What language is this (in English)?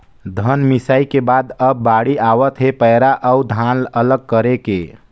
Chhattisgarhi